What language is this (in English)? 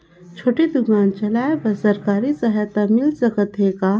Chhattisgarhi